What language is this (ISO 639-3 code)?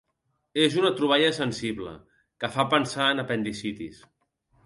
cat